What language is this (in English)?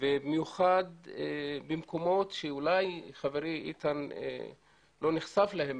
Hebrew